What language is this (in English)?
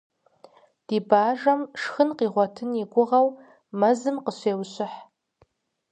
Kabardian